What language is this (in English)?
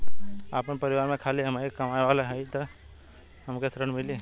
Bhojpuri